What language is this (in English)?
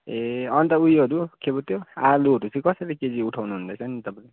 Nepali